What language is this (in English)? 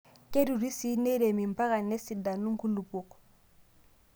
Masai